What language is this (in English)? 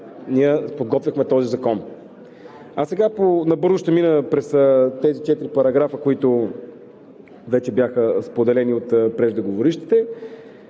Bulgarian